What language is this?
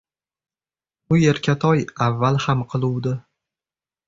Uzbek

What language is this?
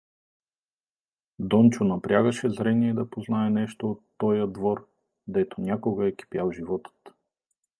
Bulgarian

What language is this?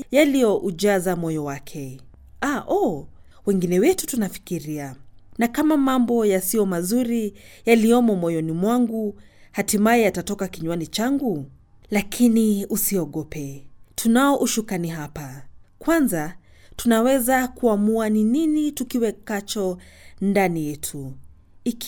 Swahili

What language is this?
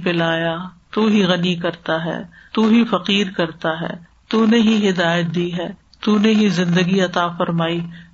Urdu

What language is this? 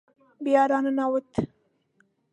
Pashto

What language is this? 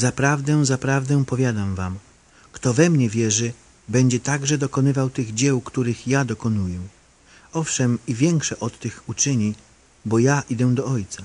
Polish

